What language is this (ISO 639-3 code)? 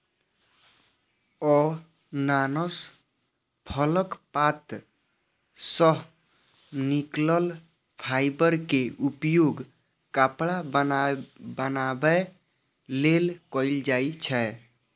mai